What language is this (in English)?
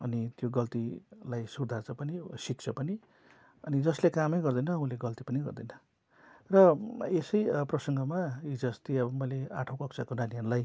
Nepali